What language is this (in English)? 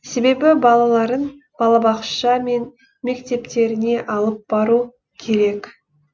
Kazakh